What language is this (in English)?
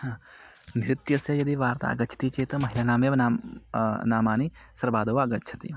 Sanskrit